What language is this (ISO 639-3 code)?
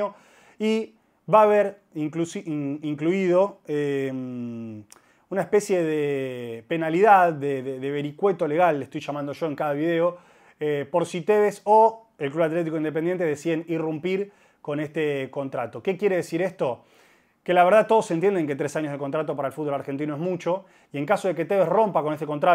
spa